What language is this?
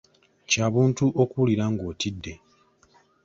Ganda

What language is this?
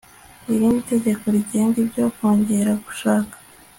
Kinyarwanda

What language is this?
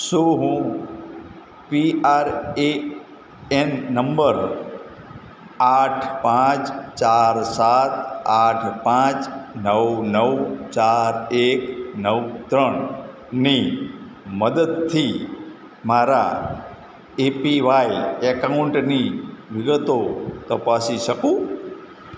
Gujarati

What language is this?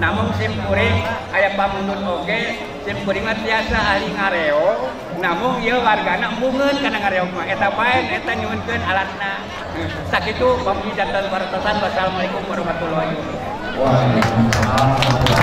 Indonesian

